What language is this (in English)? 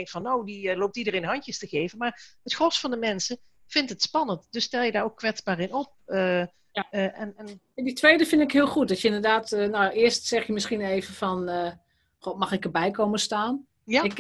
Dutch